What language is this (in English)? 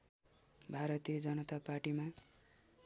Nepali